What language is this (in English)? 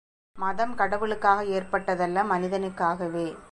Tamil